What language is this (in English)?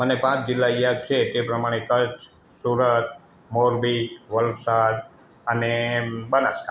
Gujarati